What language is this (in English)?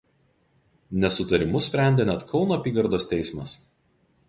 Lithuanian